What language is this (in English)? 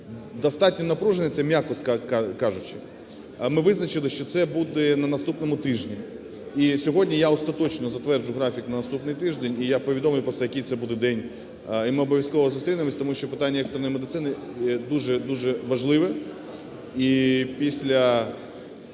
Ukrainian